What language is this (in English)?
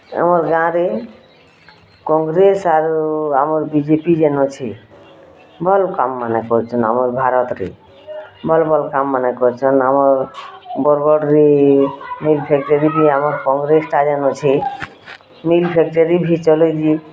Odia